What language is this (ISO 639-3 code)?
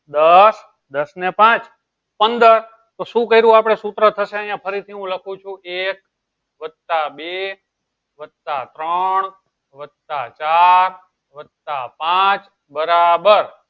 guj